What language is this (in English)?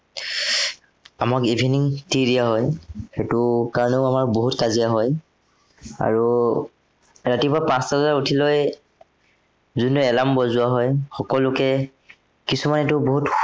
Assamese